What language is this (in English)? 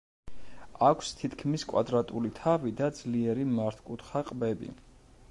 Georgian